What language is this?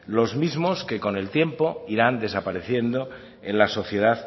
Spanish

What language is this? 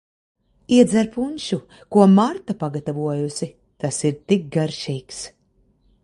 Latvian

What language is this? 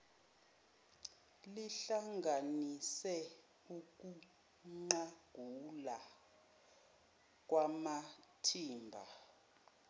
Zulu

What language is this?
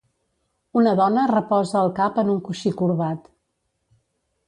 Catalan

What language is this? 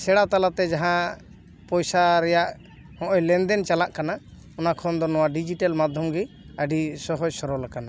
Santali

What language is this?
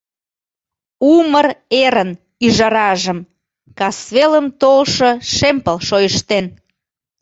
Mari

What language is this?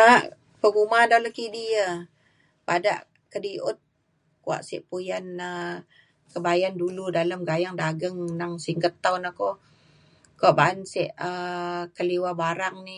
Mainstream Kenyah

